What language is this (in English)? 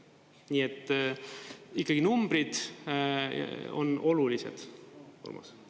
Estonian